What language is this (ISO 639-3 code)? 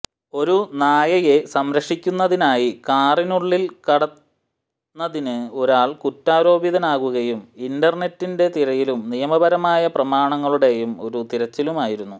mal